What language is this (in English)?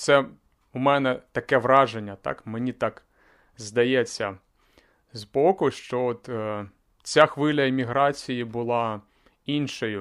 Ukrainian